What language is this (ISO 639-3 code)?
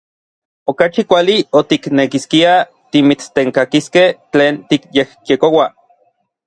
nlv